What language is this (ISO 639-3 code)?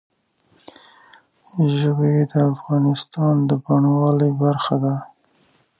pus